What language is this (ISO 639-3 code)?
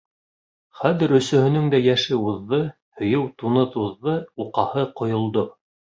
bak